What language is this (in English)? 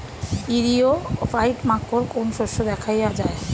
Bangla